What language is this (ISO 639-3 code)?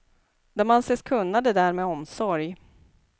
swe